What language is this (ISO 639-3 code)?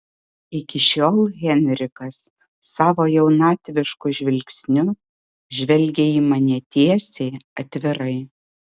lit